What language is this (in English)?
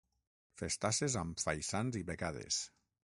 Catalan